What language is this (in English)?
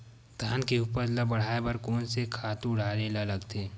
Chhattisgarhi